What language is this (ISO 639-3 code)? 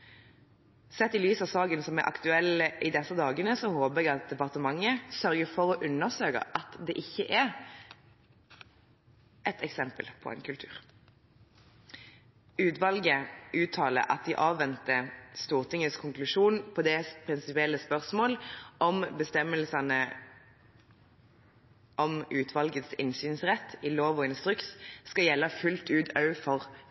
nob